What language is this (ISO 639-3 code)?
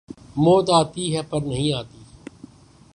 urd